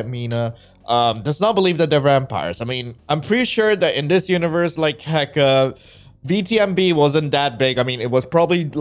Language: English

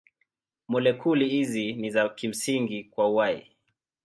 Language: Swahili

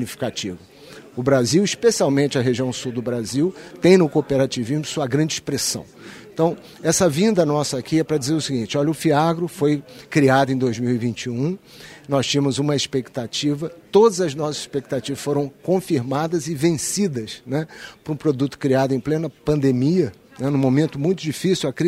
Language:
Portuguese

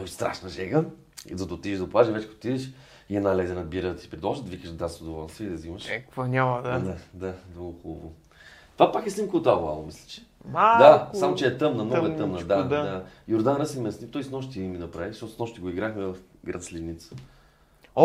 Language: Bulgarian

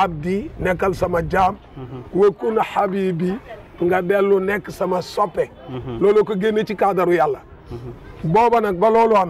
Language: French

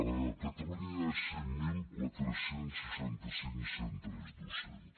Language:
Catalan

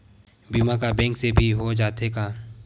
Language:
Chhattisgarhi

